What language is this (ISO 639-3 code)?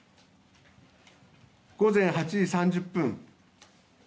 jpn